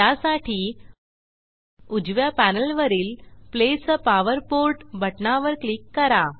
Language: Marathi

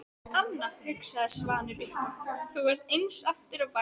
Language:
Icelandic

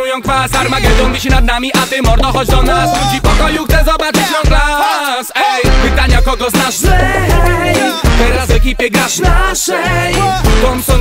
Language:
Polish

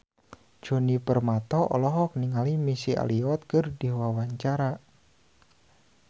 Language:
Sundanese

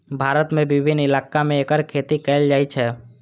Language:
Maithili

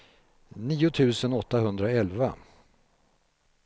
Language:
Swedish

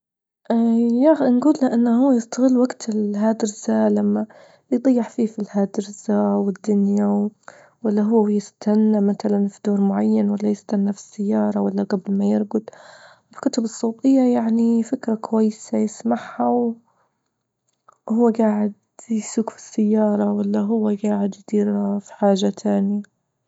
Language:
Libyan Arabic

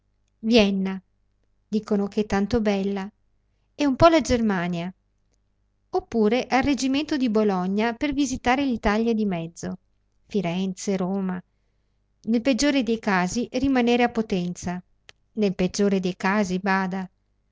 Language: Italian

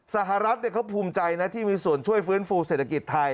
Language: Thai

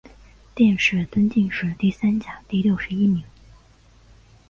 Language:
Chinese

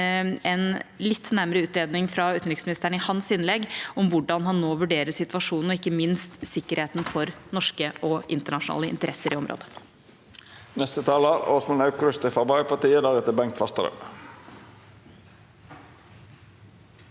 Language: Norwegian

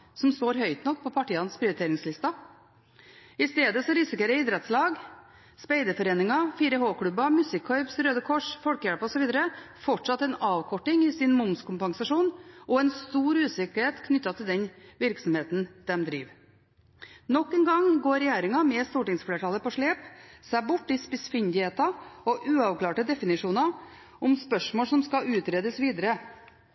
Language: Norwegian Bokmål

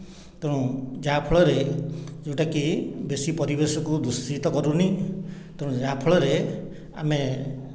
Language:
Odia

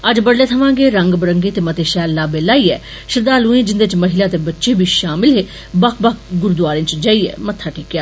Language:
Dogri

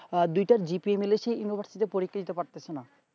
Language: Bangla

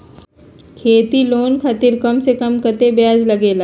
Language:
Magahi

